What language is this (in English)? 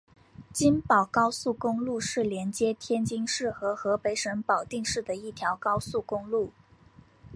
Chinese